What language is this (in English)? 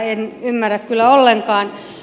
Finnish